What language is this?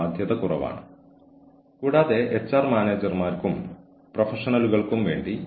Malayalam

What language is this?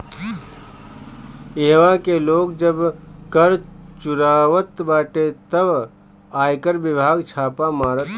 Bhojpuri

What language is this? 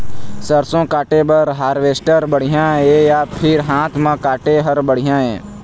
Chhattisgarhi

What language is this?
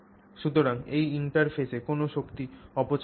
Bangla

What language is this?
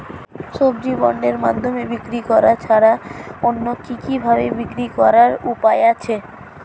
Bangla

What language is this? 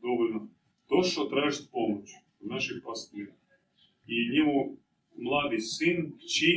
Croatian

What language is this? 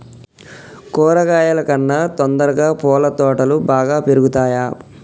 Telugu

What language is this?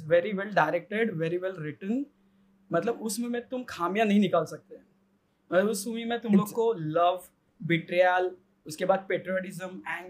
Hindi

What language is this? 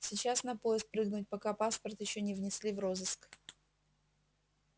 Russian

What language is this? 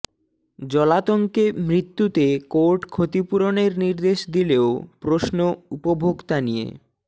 Bangla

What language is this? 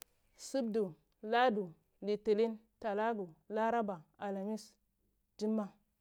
Cibak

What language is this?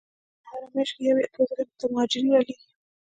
Pashto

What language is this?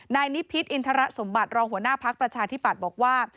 Thai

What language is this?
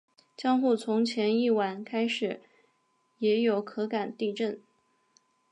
Chinese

